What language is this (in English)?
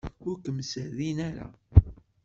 Kabyle